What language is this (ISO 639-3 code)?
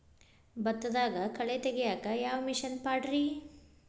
kan